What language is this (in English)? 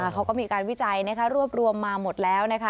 Thai